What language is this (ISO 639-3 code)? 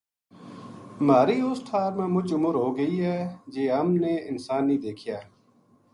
gju